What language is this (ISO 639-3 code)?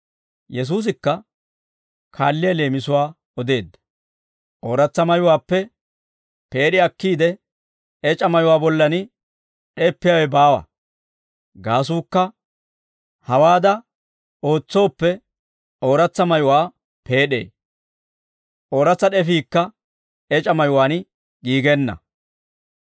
dwr